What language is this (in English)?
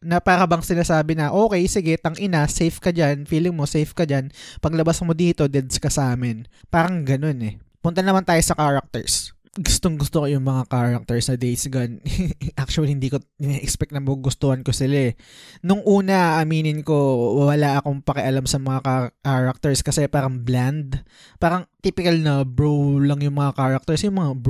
Filipino